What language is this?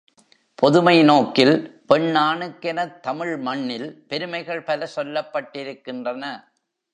Tamil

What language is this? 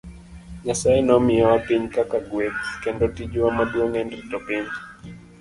Luo (Kenya and Tanzania)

